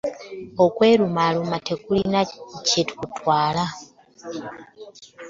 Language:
Ganda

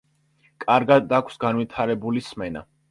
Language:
Georgian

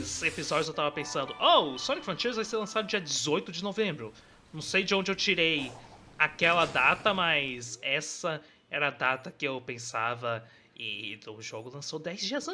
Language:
Portuguese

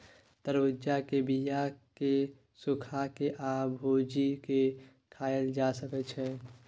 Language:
Maithili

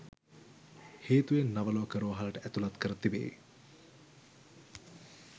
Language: Sinhala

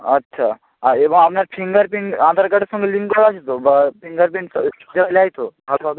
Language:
Bangla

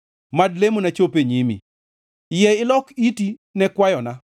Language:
Luo (Kenya and Tanzania)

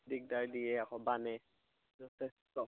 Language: Assamese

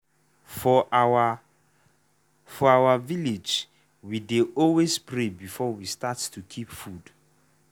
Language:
Nigerian Pidgin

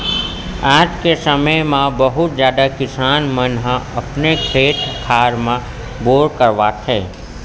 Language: Chhattisgarhi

